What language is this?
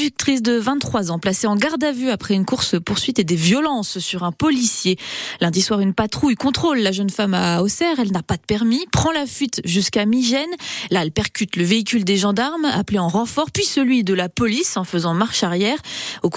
French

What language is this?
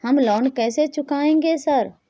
Maithili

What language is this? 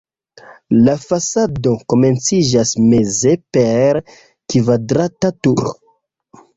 Esperanto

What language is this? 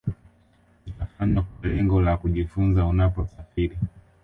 Swahili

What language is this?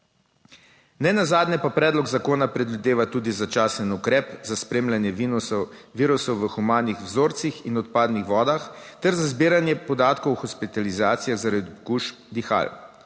Slovenian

